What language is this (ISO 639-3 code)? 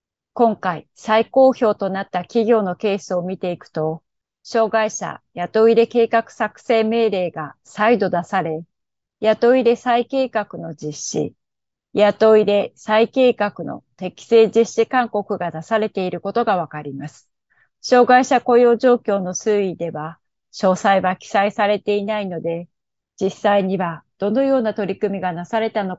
jpn